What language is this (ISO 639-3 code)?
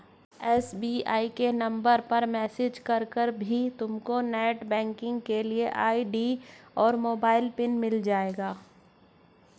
hin